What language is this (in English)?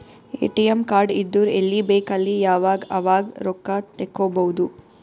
Kannada